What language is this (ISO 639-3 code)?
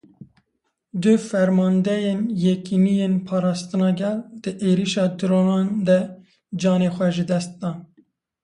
kur